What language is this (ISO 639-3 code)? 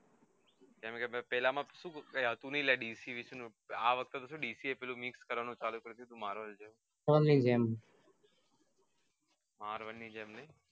guj